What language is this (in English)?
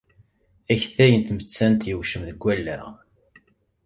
Kabyle